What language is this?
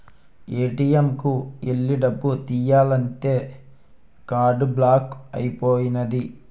Telugu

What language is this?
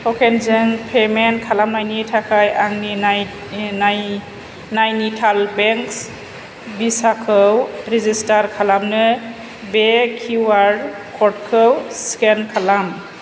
Bodo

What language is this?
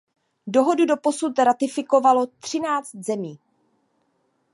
Czech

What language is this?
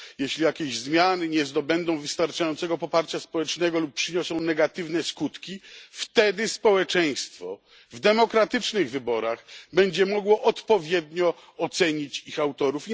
Polish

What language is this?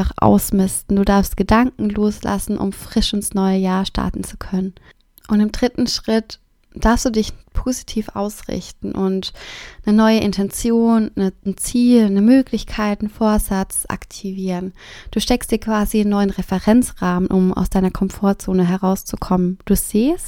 German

